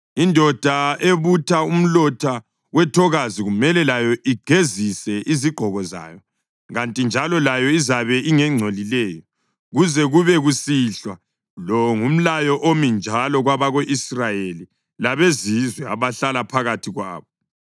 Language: North Ndebele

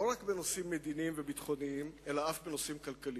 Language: Hebrew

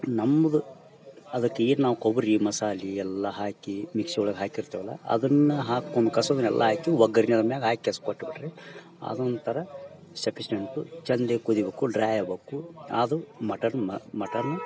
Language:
Kannada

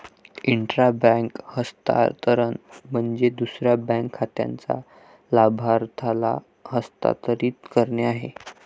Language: Marathi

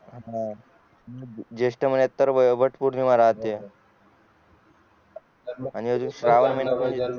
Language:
Marathi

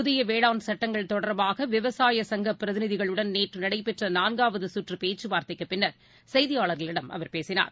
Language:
Tamil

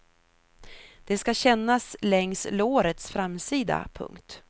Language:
Swedish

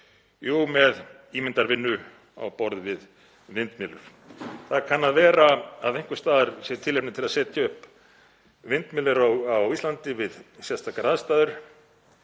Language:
Icelandic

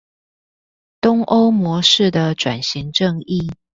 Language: Chinese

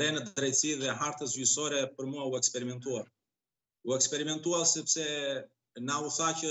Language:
Romanian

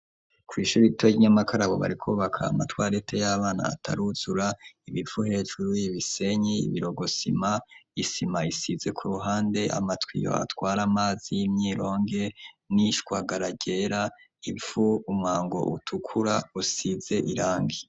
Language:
Rundi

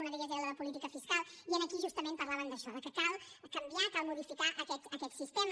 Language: Catalan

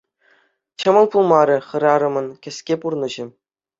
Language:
Chuvash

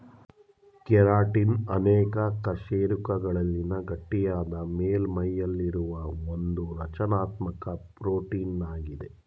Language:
Kannada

